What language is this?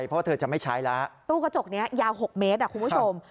Thai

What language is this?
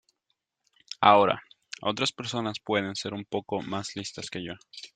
Spanish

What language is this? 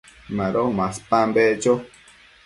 Matsés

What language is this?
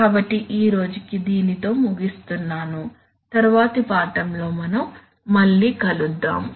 Telugu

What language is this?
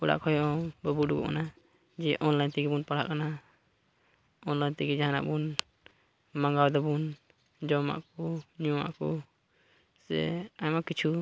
Santali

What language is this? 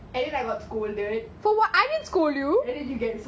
English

